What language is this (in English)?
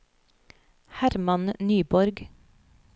Norwegian